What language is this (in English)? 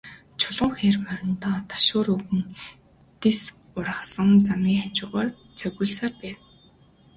Mongolian